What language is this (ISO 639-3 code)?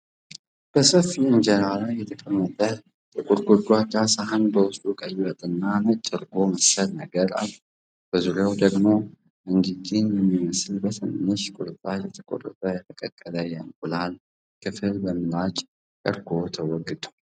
amh